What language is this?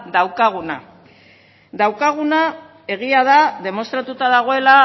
Basque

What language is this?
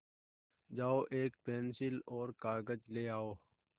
Hindi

